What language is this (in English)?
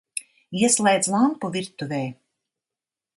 Latvian